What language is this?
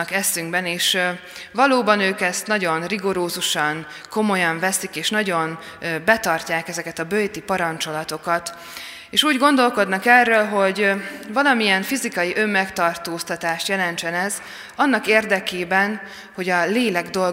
Hungarian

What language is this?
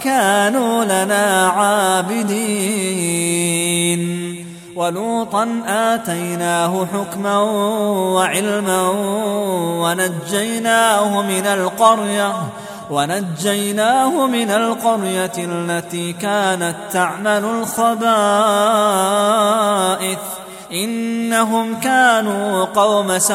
Arabic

